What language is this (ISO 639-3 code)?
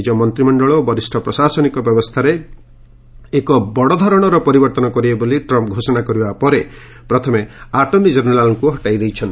ori